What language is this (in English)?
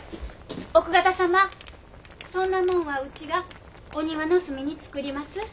Japanese